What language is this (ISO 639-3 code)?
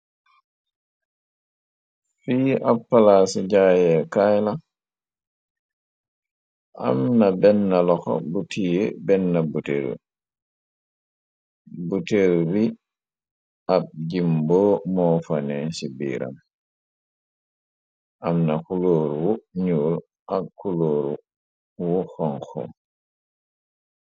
wol